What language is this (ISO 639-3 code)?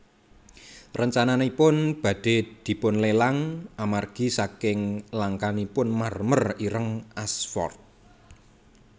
jav